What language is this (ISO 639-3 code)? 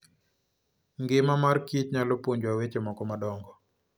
luo